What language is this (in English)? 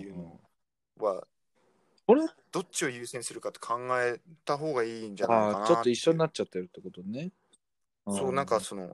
Japanese